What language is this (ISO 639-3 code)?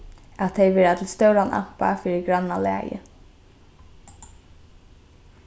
fao